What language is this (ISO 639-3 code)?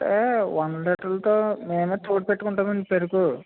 tel